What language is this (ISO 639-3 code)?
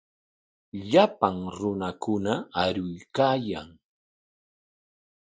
qwa